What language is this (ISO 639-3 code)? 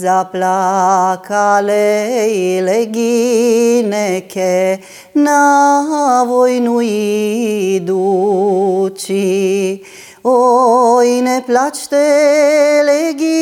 ukr